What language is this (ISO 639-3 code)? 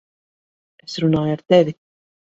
lav